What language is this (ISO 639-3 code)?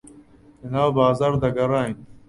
ckb